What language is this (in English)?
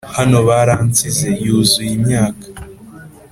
Kinyarwanda